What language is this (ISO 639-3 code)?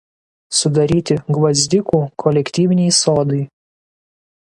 lit